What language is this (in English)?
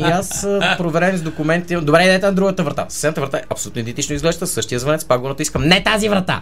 Bulgarian